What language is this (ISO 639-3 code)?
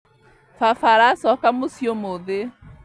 kik